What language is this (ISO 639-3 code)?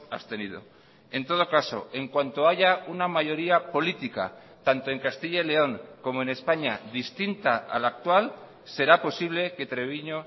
spa